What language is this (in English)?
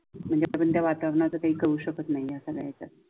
Marathi